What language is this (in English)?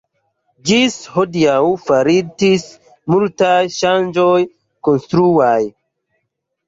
Esperanto